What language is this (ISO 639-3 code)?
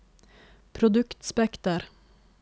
nor